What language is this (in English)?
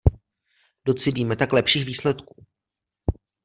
Czech